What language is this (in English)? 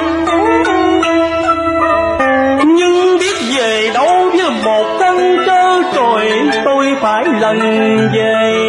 Vietnamese